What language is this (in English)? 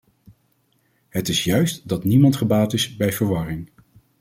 Dutch